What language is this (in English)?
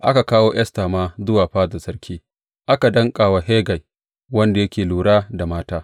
Hausa